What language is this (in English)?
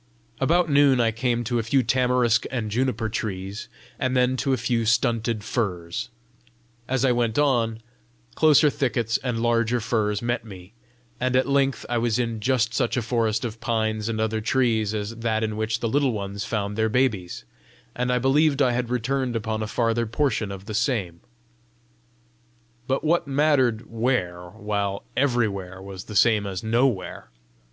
English